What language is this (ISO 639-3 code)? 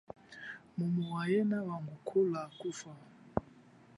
cjk